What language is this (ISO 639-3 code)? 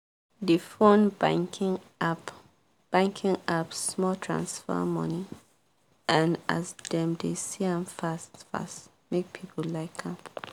pcm